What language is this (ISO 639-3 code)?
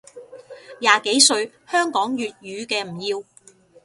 yue